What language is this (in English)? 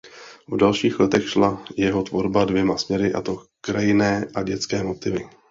Czech